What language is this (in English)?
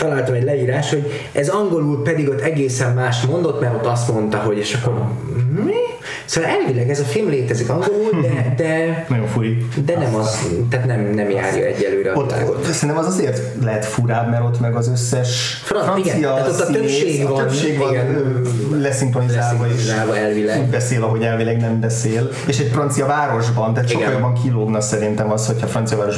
Hungarian